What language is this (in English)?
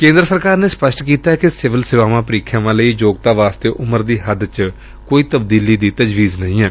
Punjabi